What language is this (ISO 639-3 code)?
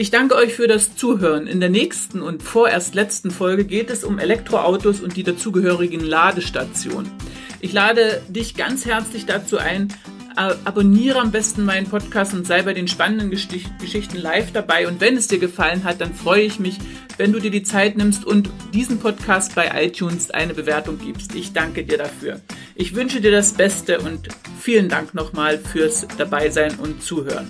deu